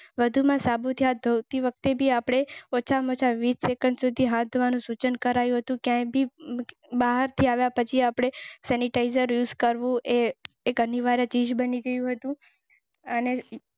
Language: Gujarati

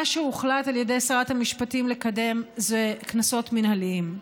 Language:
Hebrew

